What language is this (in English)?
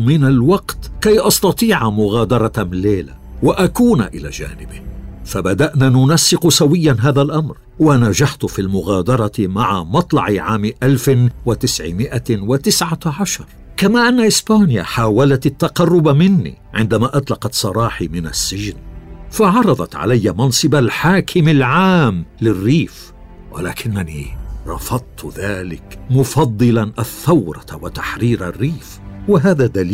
Arabic